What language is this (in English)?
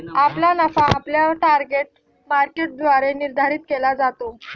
Marathi